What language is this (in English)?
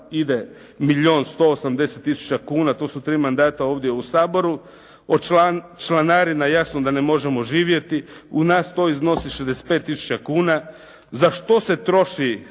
Croatian